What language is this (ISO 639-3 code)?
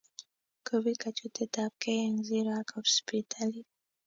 kln